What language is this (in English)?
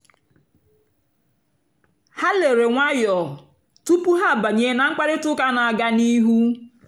Igbo